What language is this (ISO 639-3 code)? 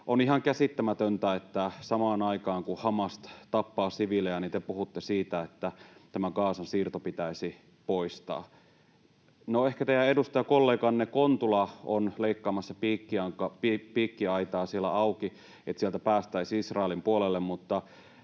fin